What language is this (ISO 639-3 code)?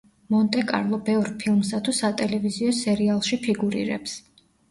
kat